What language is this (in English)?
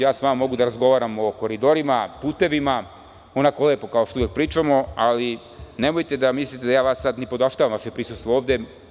Serbian